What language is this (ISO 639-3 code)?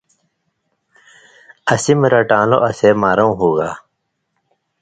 mvy